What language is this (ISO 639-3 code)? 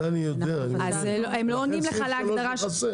heb